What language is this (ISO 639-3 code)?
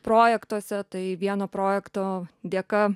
lit